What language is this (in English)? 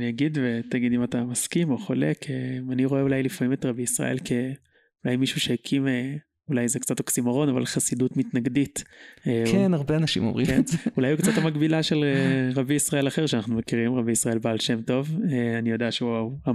Hebrew